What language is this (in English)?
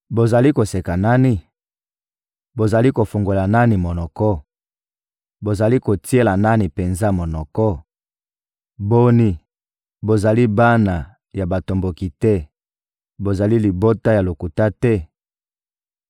Lingala